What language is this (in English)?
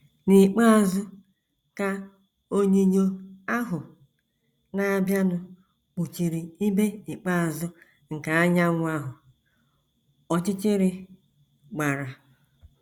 Igbo